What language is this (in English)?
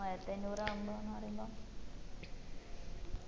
Malayalam